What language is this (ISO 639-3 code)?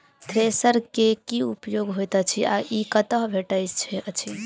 mai